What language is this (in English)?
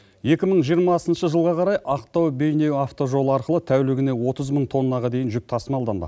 Kazakh